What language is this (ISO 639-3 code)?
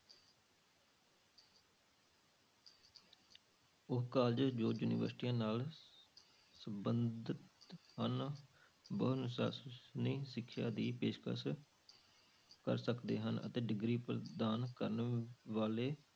pan